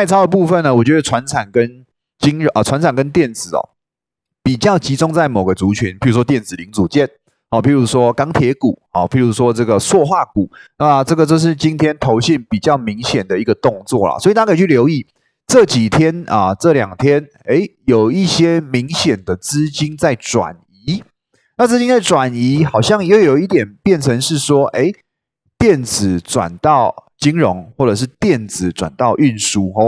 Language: Chinese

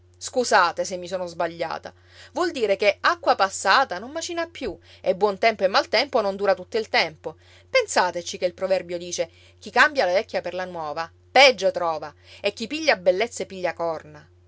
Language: Italian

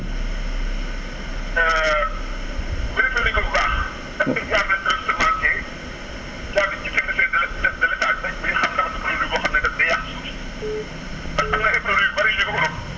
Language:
Wolof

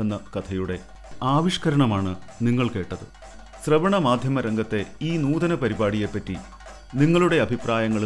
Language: Malayalam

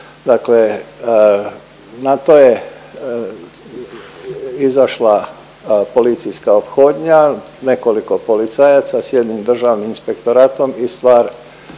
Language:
Croatian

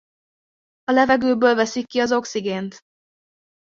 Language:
Hungarian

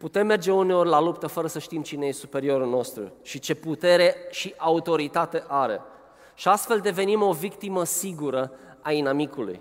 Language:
Romanian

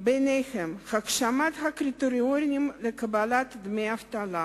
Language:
Hebrew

